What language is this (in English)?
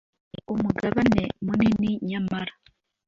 Kinyarwanda